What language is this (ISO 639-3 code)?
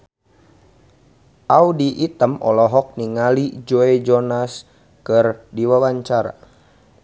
sun